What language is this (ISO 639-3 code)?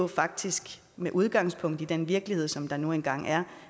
dan